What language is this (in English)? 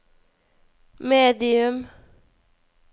Norwegian